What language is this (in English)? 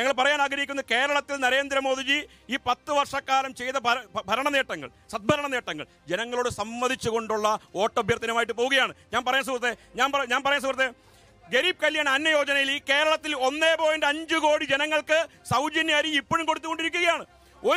Malayalam